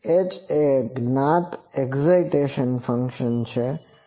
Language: Gujarati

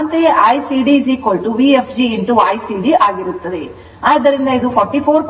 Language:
Kannada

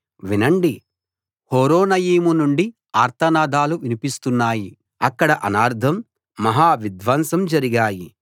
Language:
Telugu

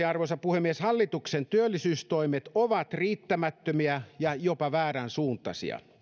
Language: Finnish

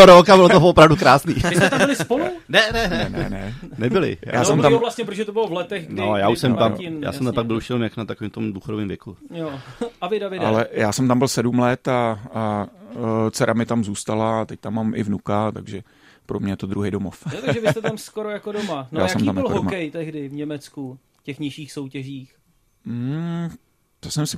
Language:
Czech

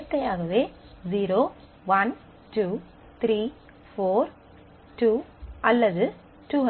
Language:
Tamil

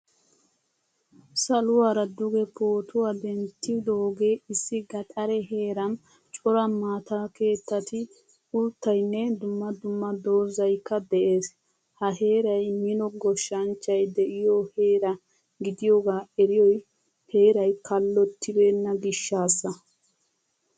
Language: Wolaytta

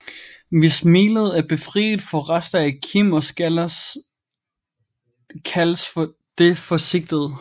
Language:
Danish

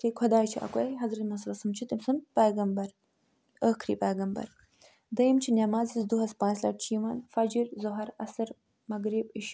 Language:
Kashmiri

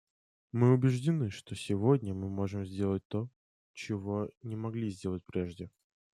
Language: Russian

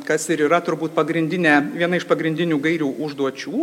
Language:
Lithuanian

